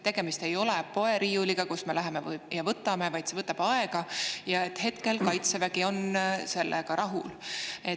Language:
Estonian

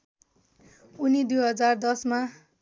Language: Nepali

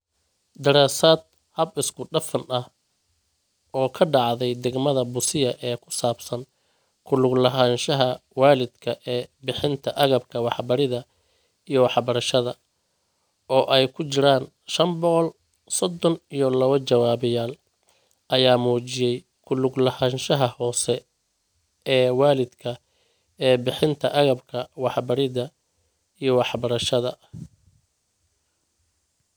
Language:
Somali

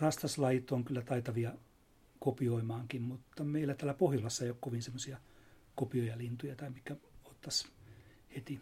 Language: Finnish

